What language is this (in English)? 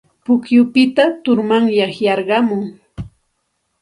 Santa Ana de Tusi Pasco Quechua